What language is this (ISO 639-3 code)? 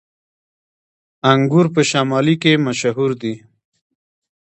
pus